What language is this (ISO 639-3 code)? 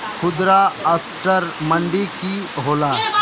mag